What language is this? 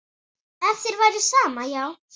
Icelandic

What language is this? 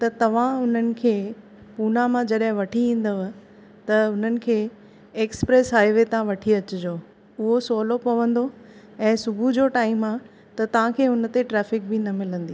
Sindhi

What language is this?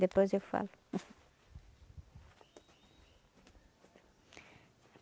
Portuguese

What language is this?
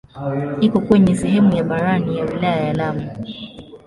Swahili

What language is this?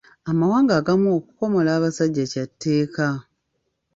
Ganda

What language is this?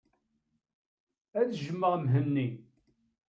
Kabyle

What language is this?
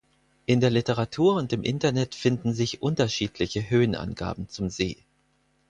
German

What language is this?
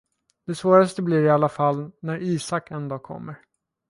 Swedish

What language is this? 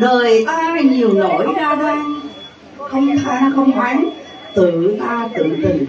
Vietnamese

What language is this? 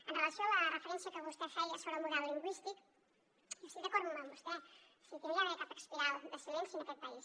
Catalan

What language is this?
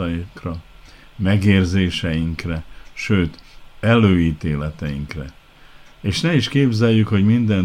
Hungarian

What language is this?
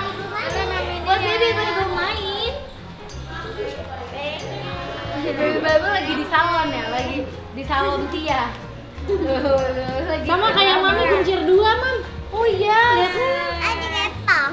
Indonesian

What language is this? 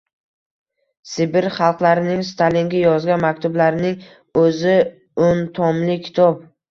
Uzbek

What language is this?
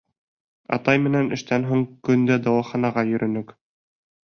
Bashkir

